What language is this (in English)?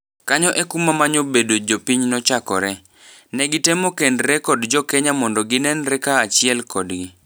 Luo (Kenya and Tanzania)